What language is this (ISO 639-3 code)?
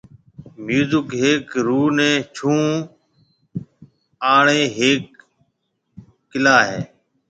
mve